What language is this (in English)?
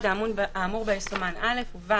Hebrew